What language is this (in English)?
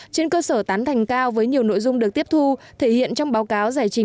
Vietnamese